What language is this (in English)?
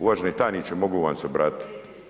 Croatian